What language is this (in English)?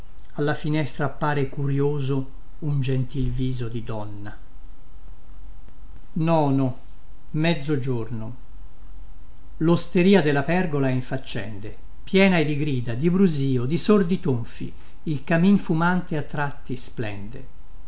Italian